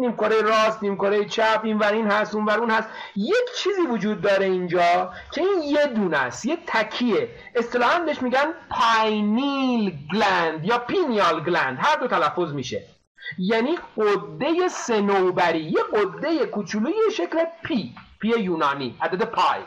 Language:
Persian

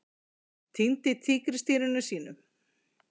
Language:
Icelandic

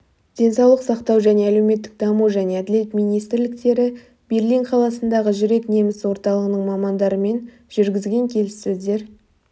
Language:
Kazakh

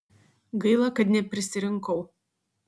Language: Lithuanian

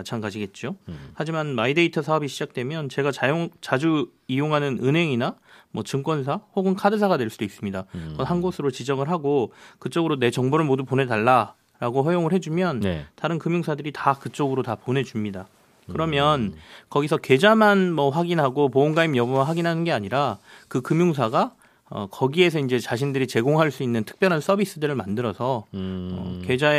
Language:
Korean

